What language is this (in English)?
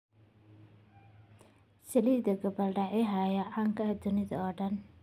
Somali